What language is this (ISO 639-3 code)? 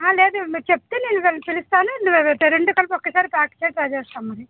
tel